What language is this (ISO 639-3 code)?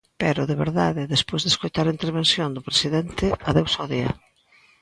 glg